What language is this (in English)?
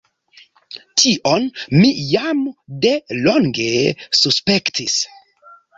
Esperanto